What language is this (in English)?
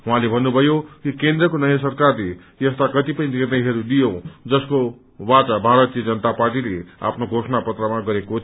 Nepali